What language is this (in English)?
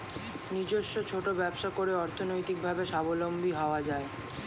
Bangla